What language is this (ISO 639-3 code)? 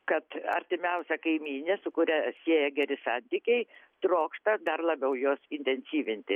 lit